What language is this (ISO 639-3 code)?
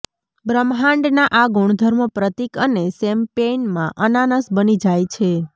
guj